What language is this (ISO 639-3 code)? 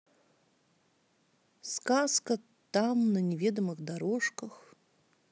rus